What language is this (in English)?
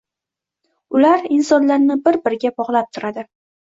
Uzbek